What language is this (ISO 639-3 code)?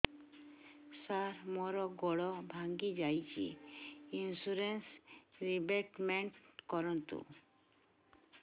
ori